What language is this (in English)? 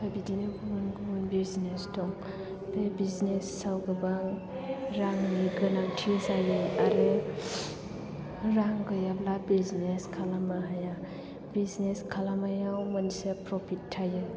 Bodo